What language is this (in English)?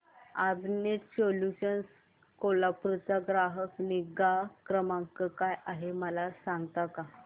Marathi